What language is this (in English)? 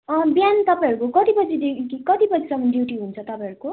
Nepali